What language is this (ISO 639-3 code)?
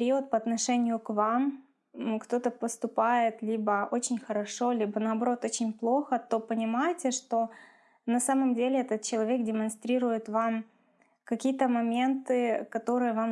rus